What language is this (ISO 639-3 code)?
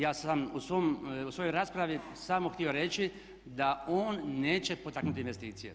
hrv